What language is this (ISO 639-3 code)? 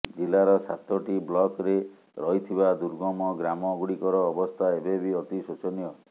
ori